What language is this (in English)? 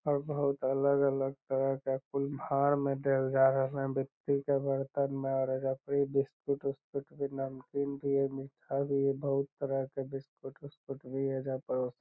Magahi